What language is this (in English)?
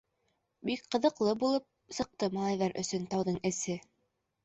Bashkir